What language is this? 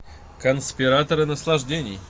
Russian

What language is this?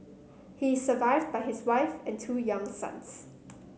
English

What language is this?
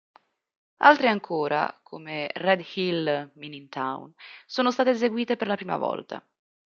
Italian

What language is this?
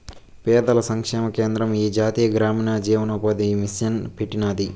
Telugu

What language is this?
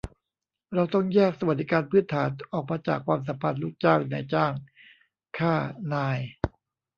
Thai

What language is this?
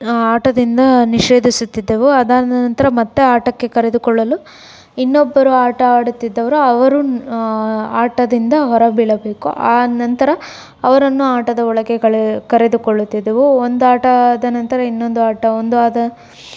Kannada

